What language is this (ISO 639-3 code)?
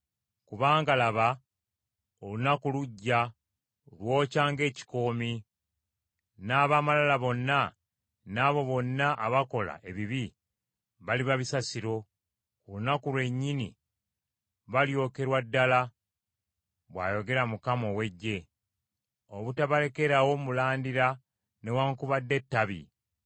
lug